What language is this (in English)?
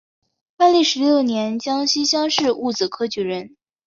Chinese